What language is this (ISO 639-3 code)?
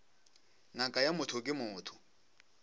nso